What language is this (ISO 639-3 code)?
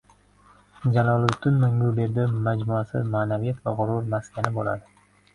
uzb